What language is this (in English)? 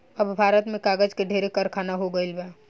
Bhojpuri